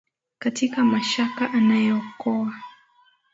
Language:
Swahili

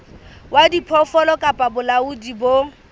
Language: Southern Sotho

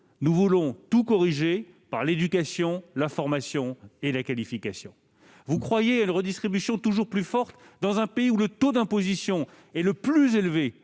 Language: French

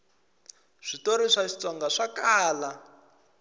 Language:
Tsonga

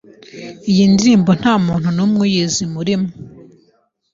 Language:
Kinyarwanda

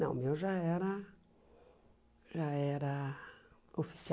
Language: Portuguese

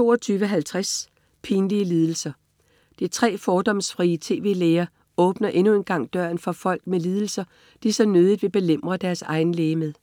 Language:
Danish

